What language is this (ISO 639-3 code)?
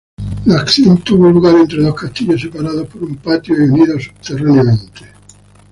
spa